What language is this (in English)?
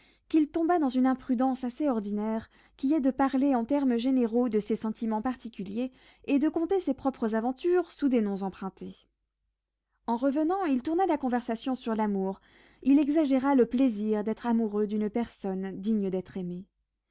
French